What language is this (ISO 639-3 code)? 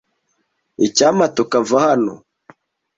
kin